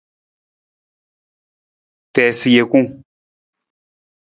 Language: Nawdm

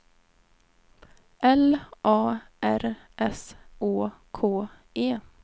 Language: Swedish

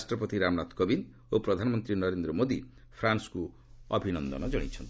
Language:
Odia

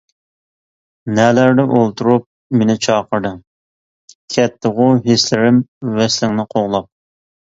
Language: Uyghur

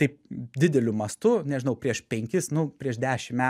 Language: Lithuanian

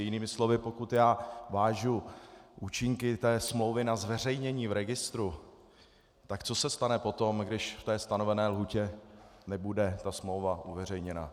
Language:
Czech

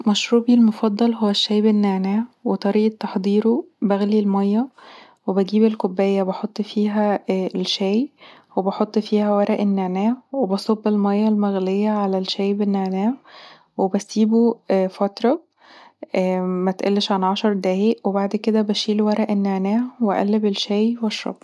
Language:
Egyptian Arabic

